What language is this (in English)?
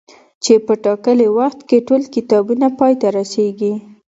Pashto